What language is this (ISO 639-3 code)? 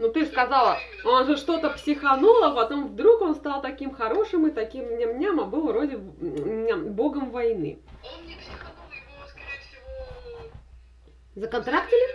rus